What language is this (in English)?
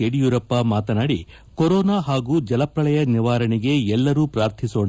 Kannada